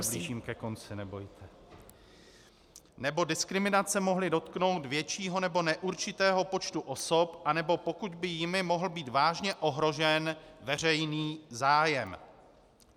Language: Czech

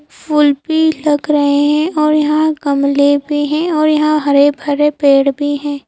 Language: Hindi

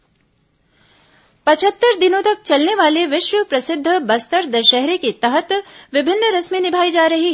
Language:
Hindi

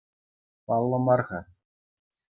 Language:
Chuvash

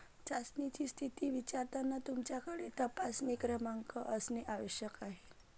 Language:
Marathi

